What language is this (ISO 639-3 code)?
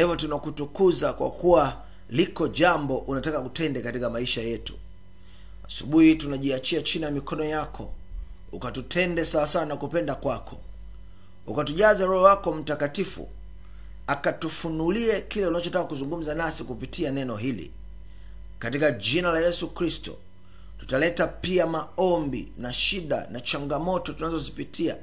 swa